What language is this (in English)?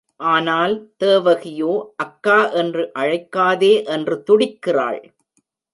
Tamil